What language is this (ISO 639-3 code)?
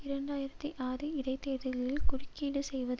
tam